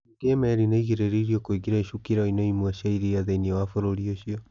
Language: Kikuyu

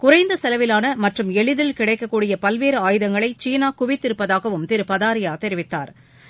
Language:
Tamil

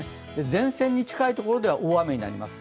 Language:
Japanese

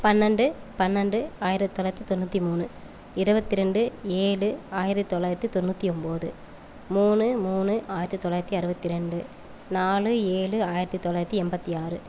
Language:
Tamil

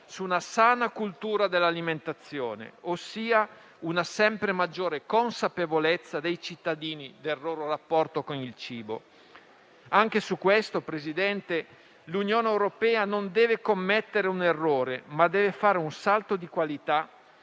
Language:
Italian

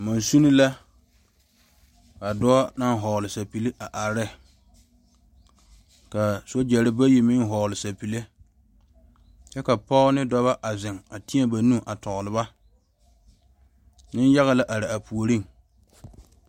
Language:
Southern Dagaare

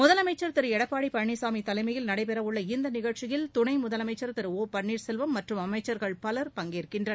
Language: Tamil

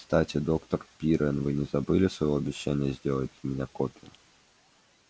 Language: Russian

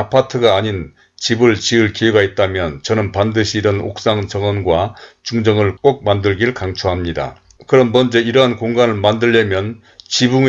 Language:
Korean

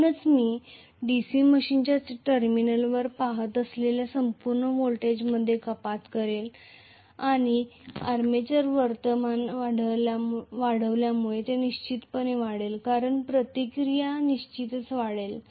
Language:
Marathi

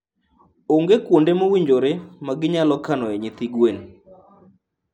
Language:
Luo (Kenya and Tanzania)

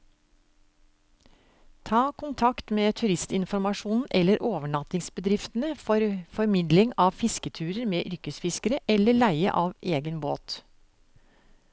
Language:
Norwegian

